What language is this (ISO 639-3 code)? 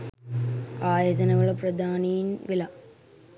sin